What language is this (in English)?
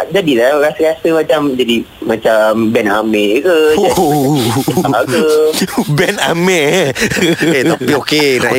Malay